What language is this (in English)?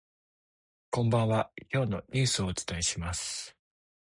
Japanese